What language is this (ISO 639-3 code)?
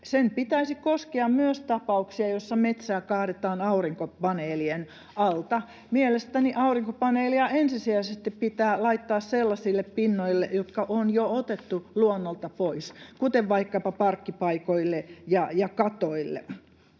fin